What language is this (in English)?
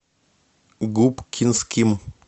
Russian